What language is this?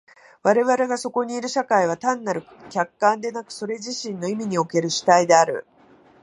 Japanese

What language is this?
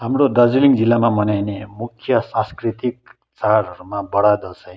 Nepali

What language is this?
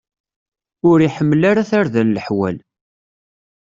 Kabyle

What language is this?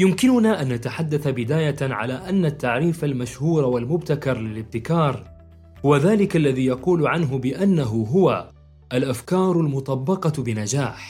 Arabic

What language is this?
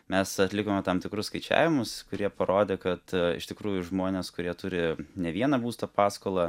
Lithuanian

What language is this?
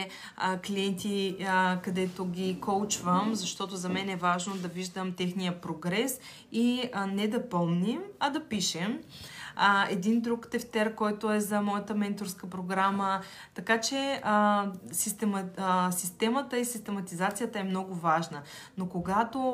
Bulgarian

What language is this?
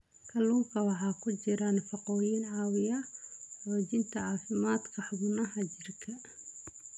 Somali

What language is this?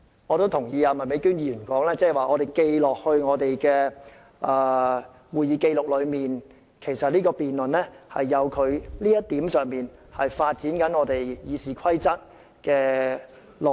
Cantonese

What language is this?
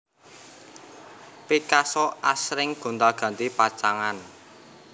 Javanese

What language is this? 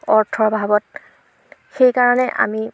Assamese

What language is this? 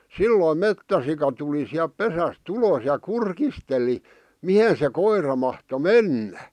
Finnish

